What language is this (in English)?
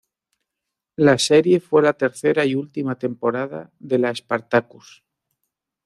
Spanish